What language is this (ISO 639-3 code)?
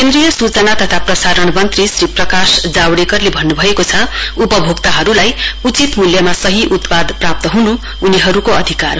nep